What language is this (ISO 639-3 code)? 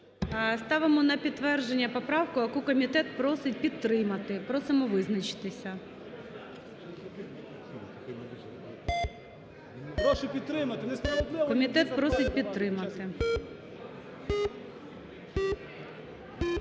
ukr